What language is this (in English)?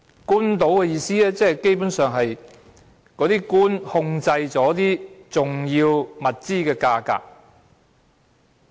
Cantonese